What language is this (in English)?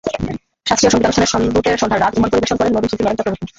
Bangla